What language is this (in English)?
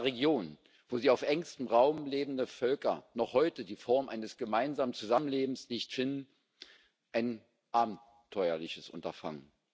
German